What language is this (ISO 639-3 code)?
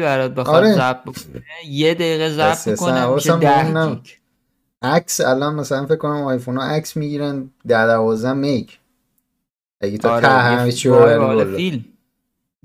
fas